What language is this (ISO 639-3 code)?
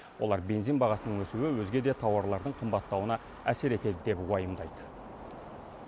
kaz